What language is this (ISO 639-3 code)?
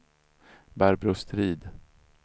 swe